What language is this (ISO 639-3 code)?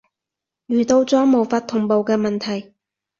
yue